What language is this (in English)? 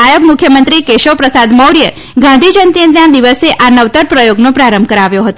Gujarati